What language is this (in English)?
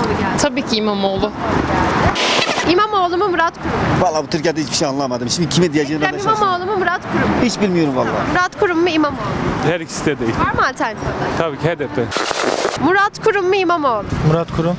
Turkish